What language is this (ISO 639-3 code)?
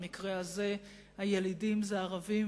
heb